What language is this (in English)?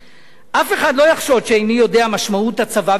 Hebrew